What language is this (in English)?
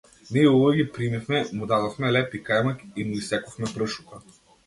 Macedonian